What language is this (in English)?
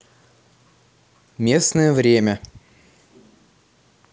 Russian